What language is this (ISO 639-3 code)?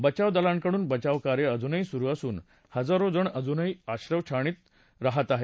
mar